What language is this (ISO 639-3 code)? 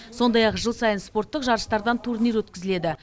kaz